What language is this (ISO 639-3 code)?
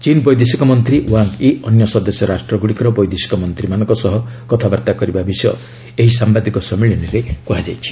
ori